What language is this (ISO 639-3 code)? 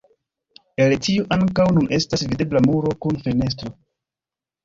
epo